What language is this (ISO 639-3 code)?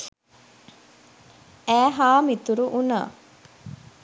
sin